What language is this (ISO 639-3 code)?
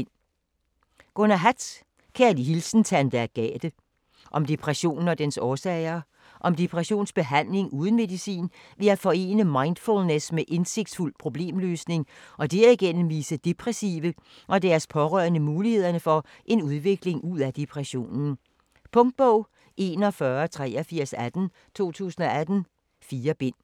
dan